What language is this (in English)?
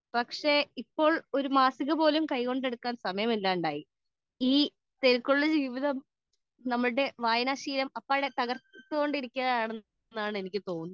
Malayalam